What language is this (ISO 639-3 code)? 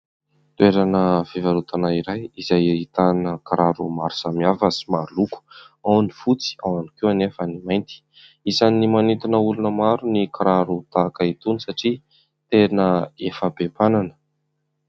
mlg